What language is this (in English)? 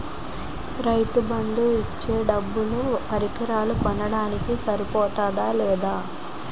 Telugu